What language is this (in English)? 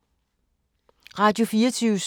Danish